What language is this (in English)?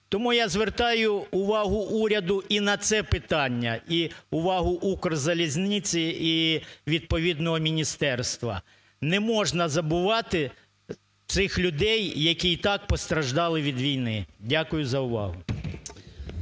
Ukrainian